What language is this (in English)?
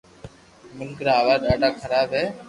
Loarki